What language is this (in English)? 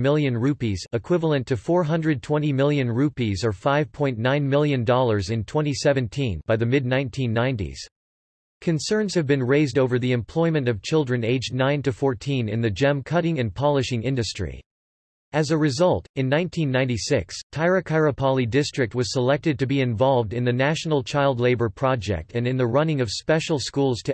English